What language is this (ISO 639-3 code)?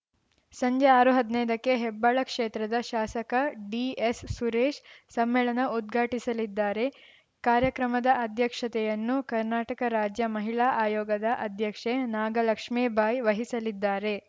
kan